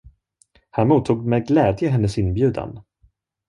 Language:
Swedish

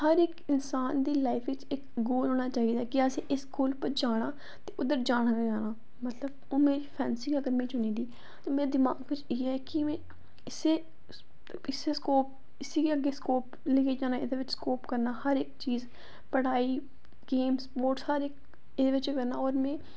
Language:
Dogri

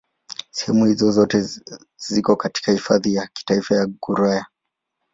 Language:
Swahili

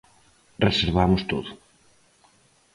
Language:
Galician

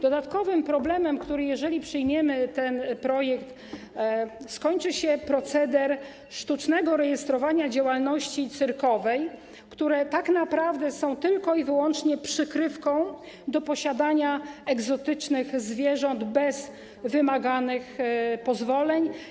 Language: Polish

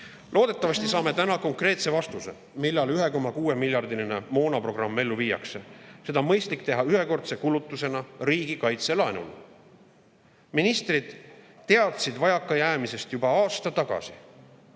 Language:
Estonian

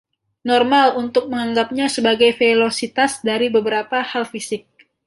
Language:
Indonesian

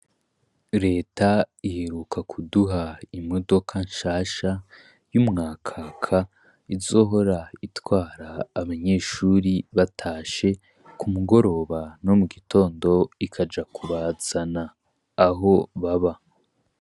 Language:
Rundi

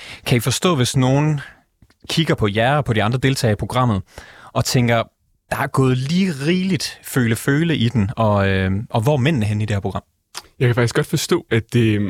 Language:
Danish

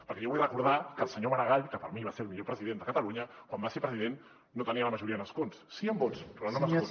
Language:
Catalan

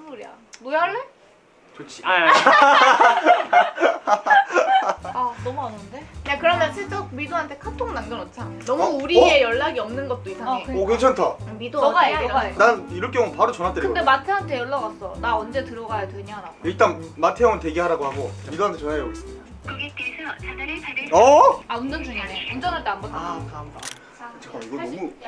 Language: Korean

